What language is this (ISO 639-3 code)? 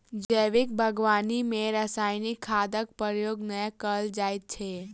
mai